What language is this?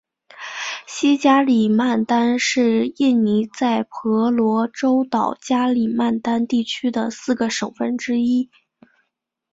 Chinese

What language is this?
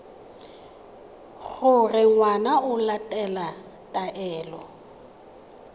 Tswana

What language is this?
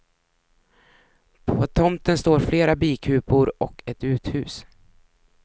Swedish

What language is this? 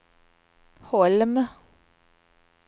Swedish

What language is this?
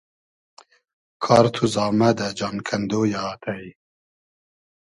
Hazaragi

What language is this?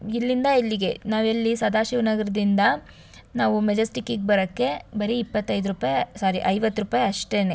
Kannada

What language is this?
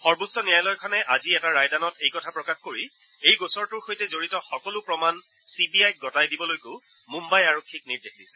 Assamese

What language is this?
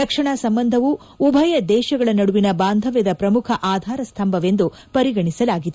Kannada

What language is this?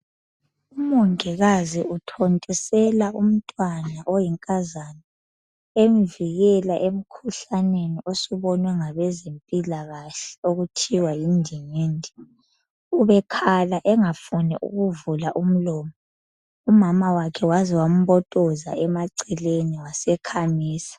North Ndebele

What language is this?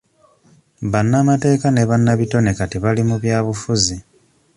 Ganda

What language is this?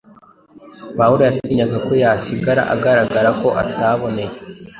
Kinyarwanda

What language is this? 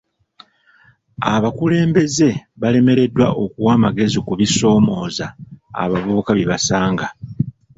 Ganda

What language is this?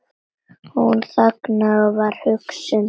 Icelandic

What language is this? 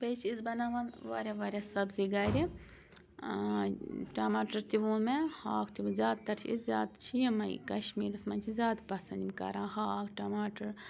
Kashmiri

